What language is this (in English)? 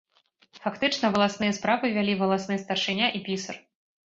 Belarusian